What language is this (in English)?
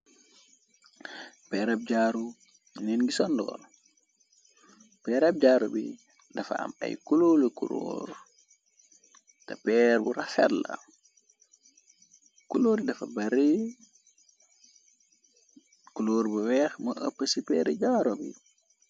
Wolof